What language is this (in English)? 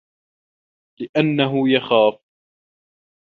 Arabic